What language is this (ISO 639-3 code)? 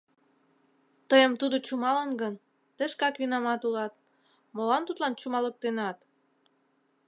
chm